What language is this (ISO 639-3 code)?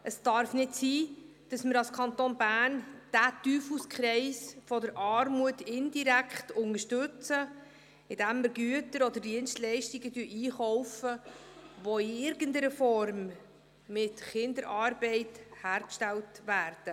gsw